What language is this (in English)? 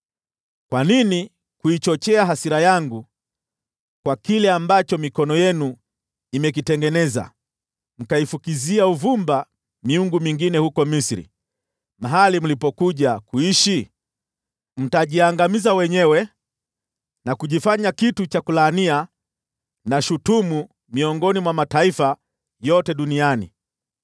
Swahili